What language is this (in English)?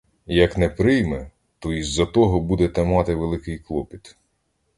Ukrainian